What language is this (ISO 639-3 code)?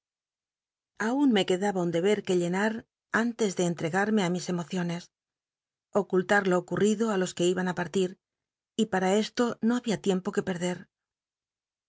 spa